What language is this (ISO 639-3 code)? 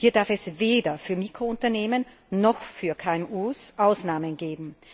deu